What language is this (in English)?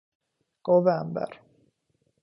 Persian